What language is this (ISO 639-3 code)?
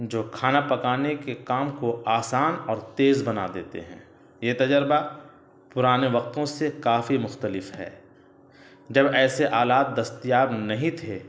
urd